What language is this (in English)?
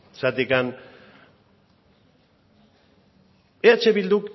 Basque